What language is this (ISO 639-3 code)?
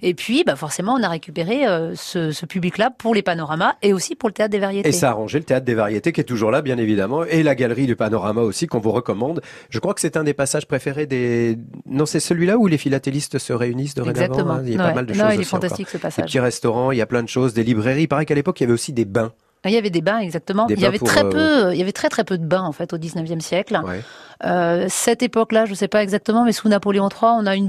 fra